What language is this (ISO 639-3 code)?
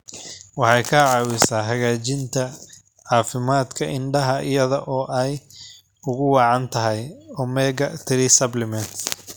som